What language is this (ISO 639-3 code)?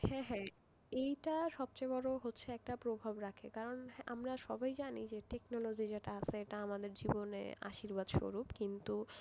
ben